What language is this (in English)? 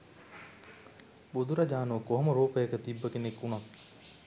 Sinhala